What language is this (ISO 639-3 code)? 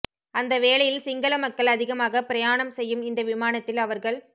tam